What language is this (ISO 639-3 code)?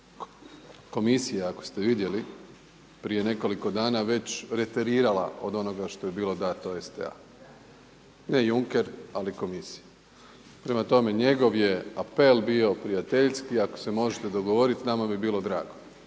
hrv